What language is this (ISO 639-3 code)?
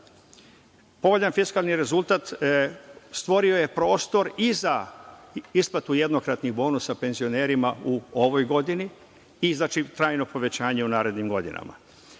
srp